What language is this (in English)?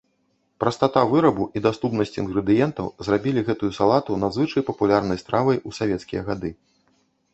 Belarusian